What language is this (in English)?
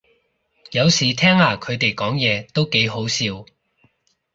Cantonese